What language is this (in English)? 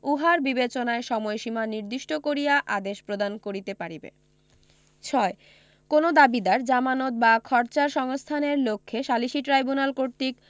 Bangla